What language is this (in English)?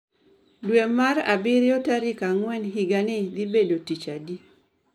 Luo (Kenya and Tanzania)